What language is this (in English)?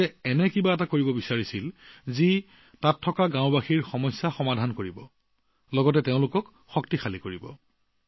Assamese